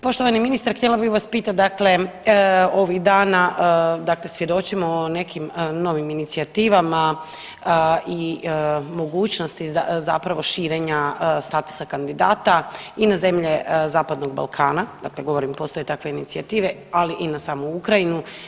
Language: Croatian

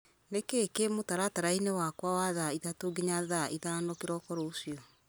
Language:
Kikuyu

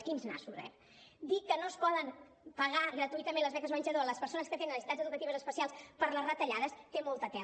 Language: Catalan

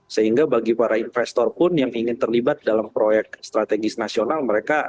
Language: Indonesian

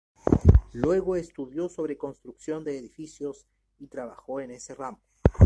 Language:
Spanish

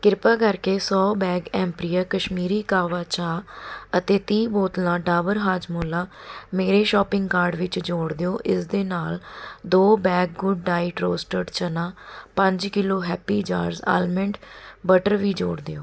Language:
Punjabi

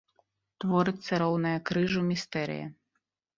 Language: Belarusian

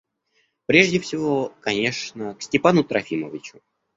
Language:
Russian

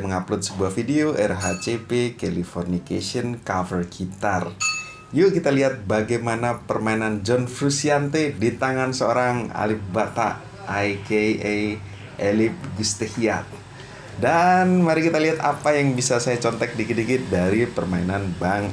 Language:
Indonesian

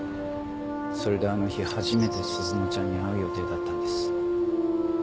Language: Japanese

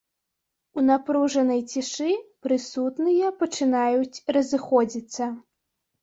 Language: Belarusian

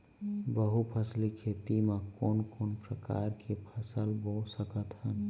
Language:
Chhattisgarhi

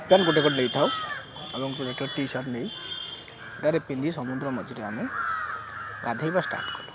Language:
Odia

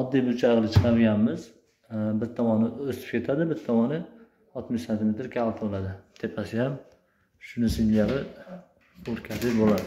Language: Turkish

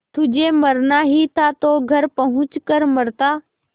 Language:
Hindi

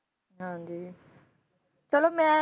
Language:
Punjabi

